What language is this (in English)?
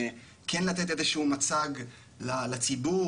Hebrew